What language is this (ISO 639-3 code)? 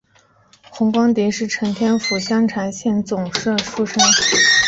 zho